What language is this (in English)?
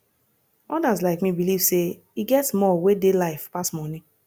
Nigerian Pidgin